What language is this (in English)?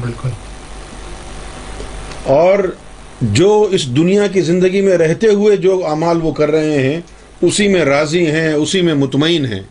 Urdu